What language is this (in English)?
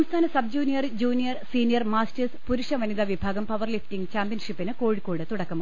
Malayalam